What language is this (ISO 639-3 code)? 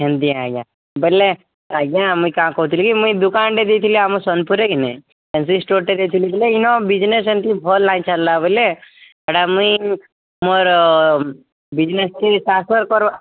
ori